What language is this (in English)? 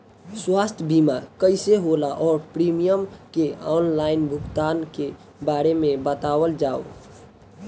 Bhojpuri